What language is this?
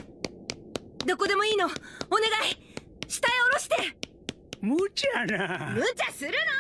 Japanese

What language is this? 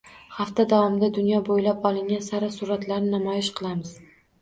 Uzbek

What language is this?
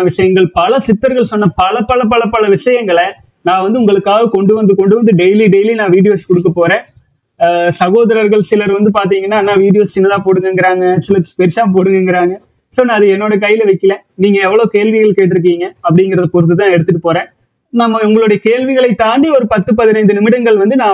Tamil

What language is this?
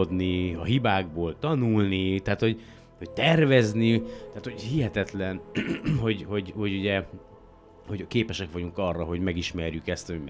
Hungarian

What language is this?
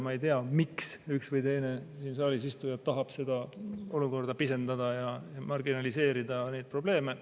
Estonian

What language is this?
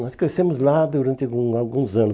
Portuguese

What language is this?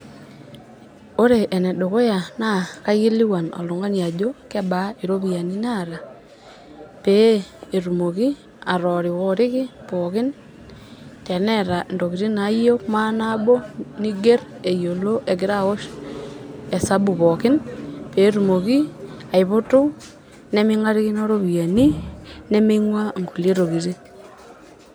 Masai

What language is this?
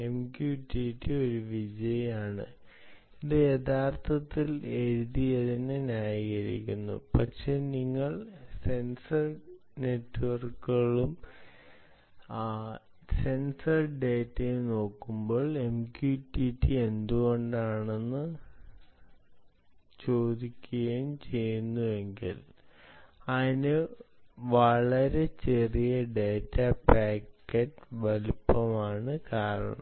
Malayalam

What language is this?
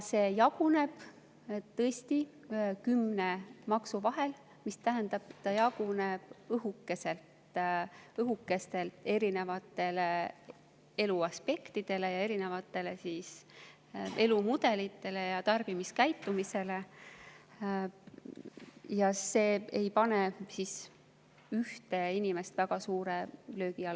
Estonian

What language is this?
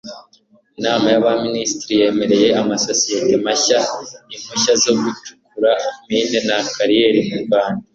Kinyarwanda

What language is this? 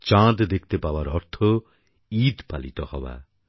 Bangla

